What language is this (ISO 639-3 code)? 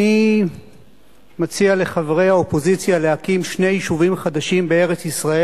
heb